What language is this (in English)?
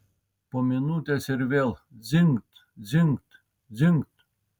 Lithuanian